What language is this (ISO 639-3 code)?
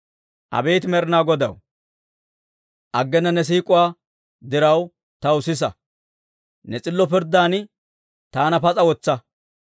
dwr